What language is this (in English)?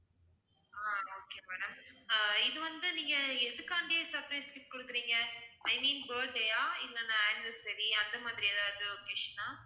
Tamil